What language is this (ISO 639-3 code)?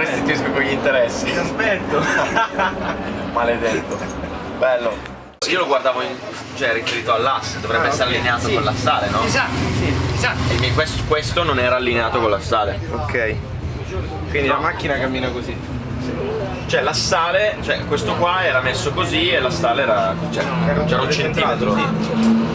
ita